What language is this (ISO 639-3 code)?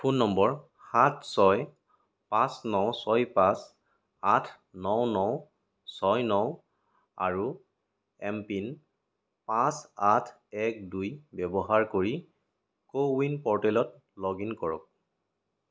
asm